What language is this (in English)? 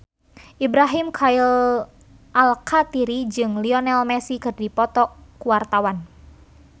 Sundanese